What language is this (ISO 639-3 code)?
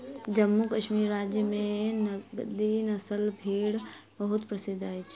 mai